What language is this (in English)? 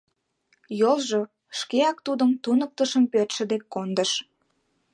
Mari